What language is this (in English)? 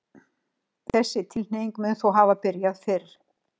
Icelandic